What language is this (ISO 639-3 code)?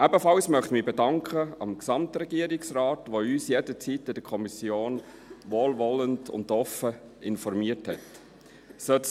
gsw